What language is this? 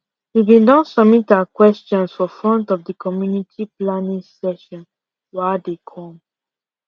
Nigerian Pidgin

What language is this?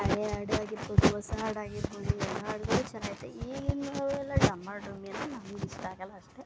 Kannada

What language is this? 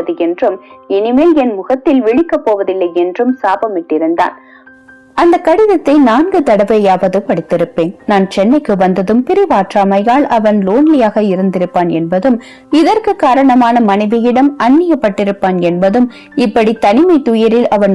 Tamil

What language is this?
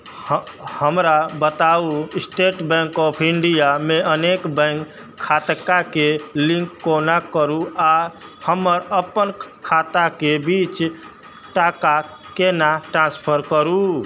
Maithili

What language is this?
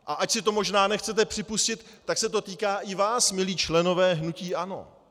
Czech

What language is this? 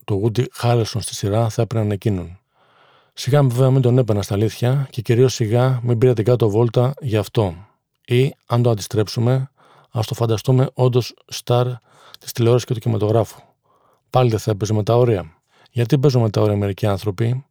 Greek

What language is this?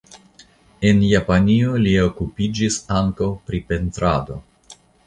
Esperanto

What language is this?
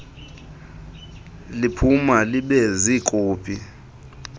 Xhosa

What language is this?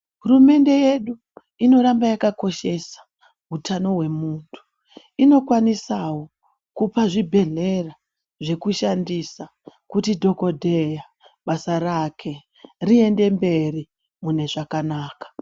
Ndau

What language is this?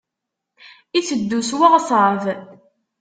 Kabyle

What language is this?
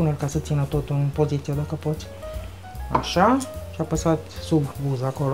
Romanian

